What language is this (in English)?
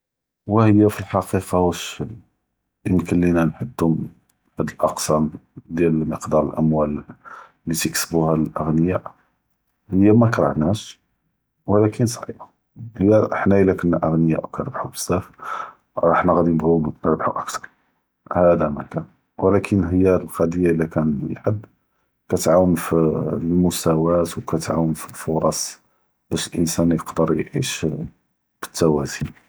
Judeo-Arabic